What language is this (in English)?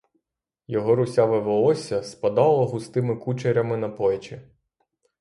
Ukrainian